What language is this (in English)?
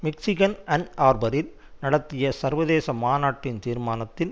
Tamil